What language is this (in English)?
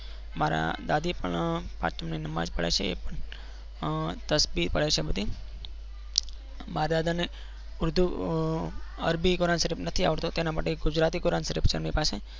Gujarati